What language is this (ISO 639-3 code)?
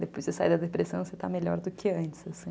por